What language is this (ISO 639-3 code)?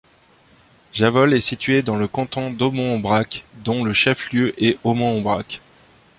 fra